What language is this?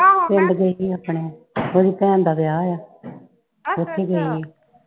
Punjabi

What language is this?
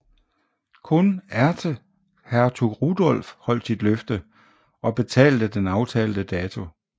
Danish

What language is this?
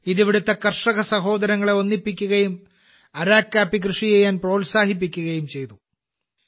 Malayalam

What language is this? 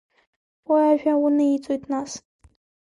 Abkhazian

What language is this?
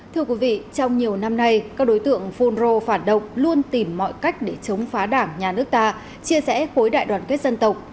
Vietnamese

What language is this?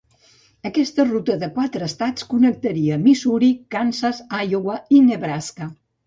Catalan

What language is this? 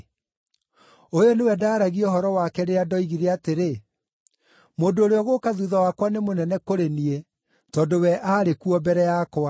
Kikuyu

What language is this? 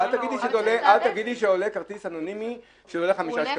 Hebrew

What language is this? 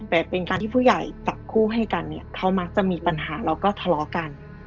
Thai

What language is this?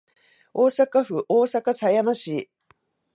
Japanese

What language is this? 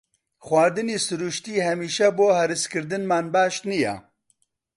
Central Kurdish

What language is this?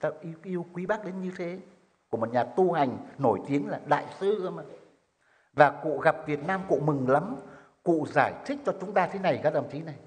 Vietnamese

